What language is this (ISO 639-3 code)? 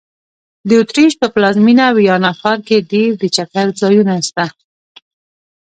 pus